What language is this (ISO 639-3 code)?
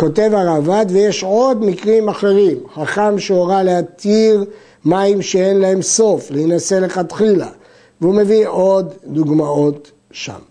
heb